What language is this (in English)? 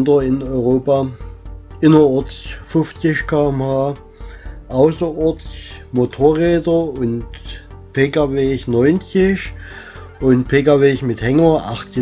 German